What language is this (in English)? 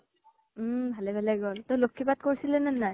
Assamese